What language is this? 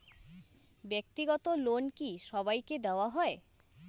Bangla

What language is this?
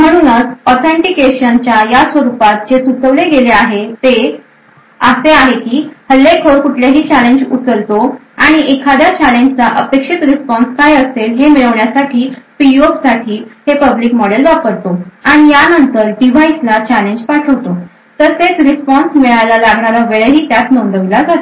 Marathi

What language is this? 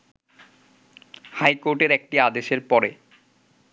Bangla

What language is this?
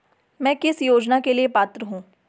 Hindi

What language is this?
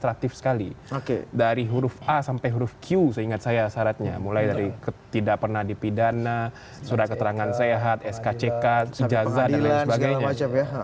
Indonesian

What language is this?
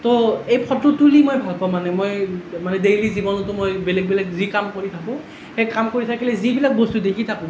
Assamese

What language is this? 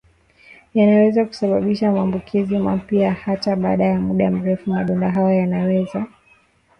Swahili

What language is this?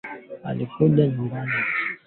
Swahili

